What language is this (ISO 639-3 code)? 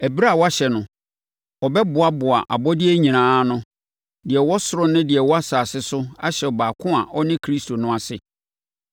aka